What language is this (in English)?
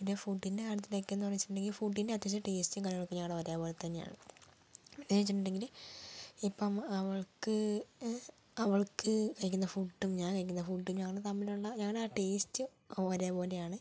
Malayalam